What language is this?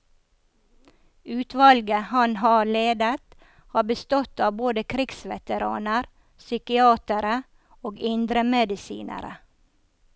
Norwegian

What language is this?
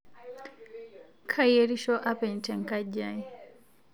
Masai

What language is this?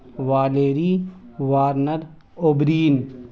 Urdu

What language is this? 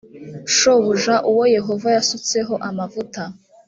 Kinyarwanda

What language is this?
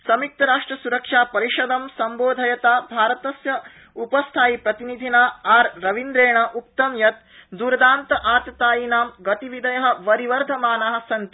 Sanskrit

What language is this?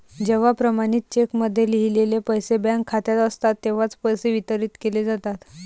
Marathi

